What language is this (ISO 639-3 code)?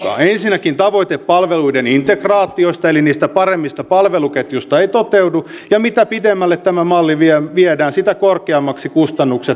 fin